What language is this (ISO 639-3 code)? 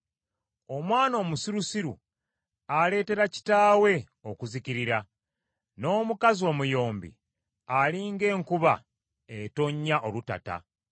lug